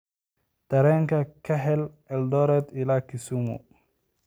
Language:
Somali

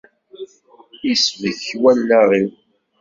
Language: Kabyle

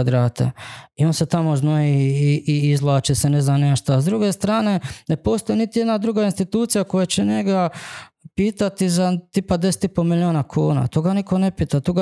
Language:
Croatian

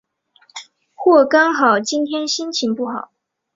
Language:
Chinese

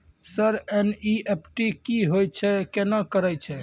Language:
Maithili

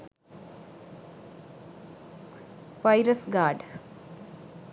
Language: Sinhala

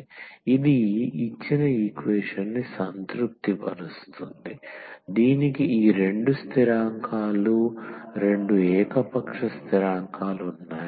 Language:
Telugu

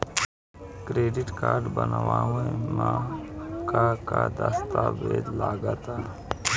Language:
Bhojpuri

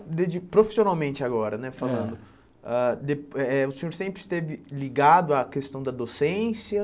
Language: Portuguese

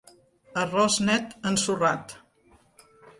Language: Catalan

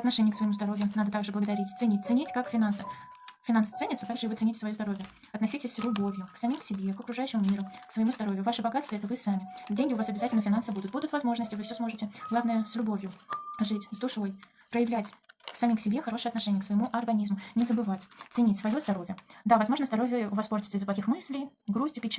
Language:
Russian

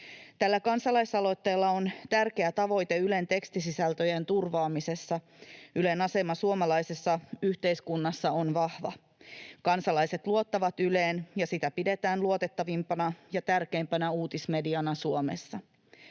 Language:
Finnish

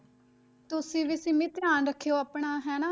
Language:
Punjabi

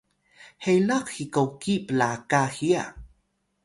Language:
Atayal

